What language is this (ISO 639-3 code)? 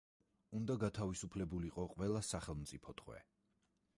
kat